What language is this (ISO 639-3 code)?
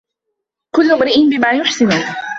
ara